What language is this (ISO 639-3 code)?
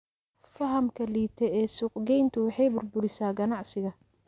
som